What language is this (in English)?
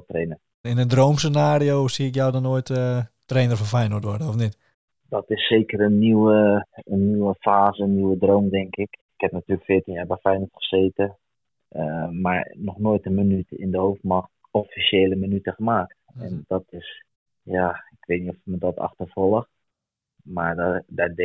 Dutch